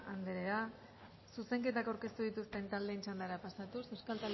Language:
Basque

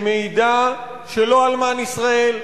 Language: Hebrew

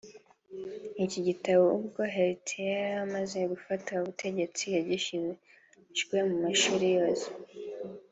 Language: Kinyarwanda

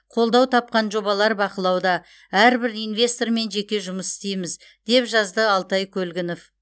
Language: Kazakh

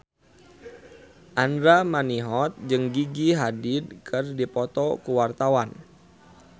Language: Sundanese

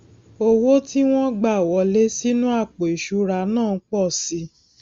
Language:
Yoruba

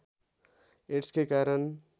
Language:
Nepali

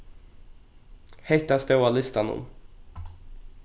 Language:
Faroese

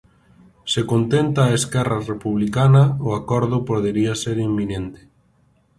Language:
Galician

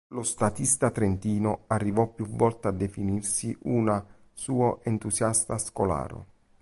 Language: Italian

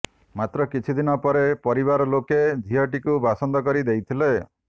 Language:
Odia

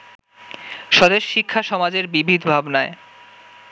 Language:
Bangla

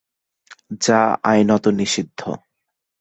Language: Bangla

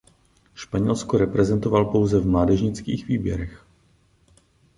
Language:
Czech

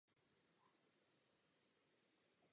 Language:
Czech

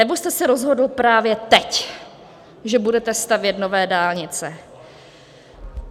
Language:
Czech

